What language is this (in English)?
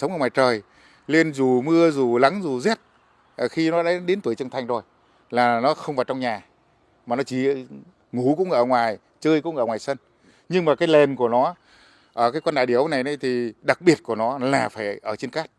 Vietnamese